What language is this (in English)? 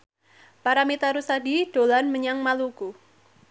Javanese